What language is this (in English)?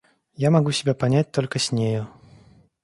Russian